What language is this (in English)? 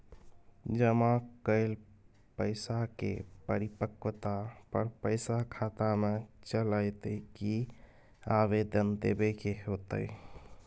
Maithili